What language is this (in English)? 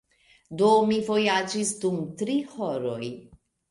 Esperanto